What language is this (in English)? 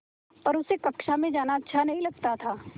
Hindi